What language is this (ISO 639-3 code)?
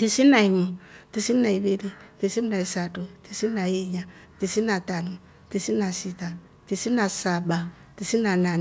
rof